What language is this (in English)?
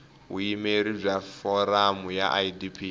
Tsonga